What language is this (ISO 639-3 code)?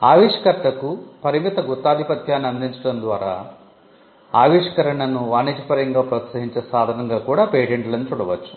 tel